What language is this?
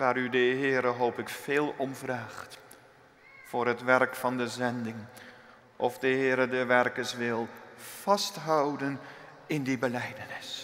Dutch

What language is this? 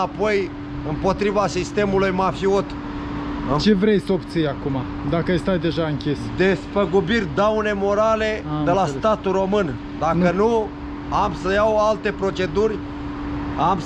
Romanian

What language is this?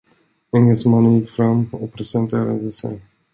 Swedish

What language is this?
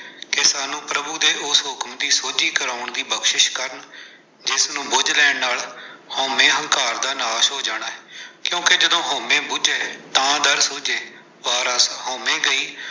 Punjabi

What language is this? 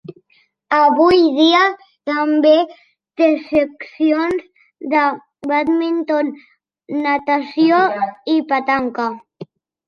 Catalan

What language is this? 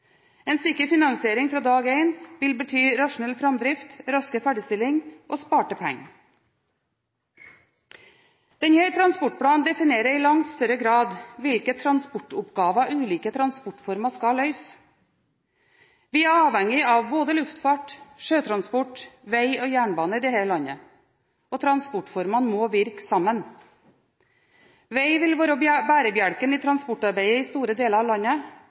Norwegian Bokmål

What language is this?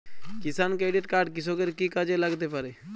Bangla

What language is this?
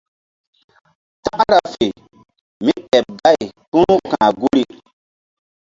Mbum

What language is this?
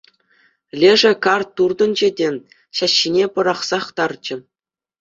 Chuvash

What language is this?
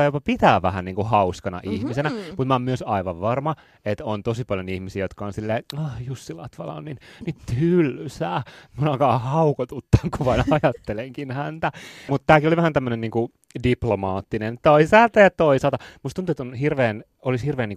Finnish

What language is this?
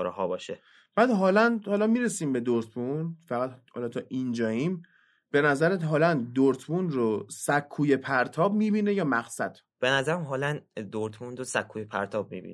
Persian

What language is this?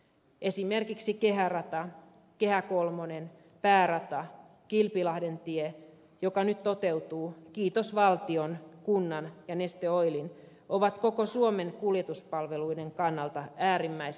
Finnish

